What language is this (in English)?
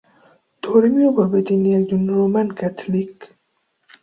Bangla